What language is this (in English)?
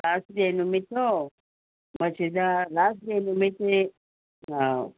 Manipuri